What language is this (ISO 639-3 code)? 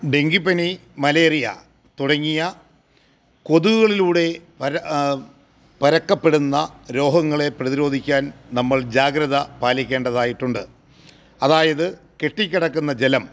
mal